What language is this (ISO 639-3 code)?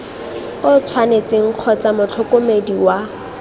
tsn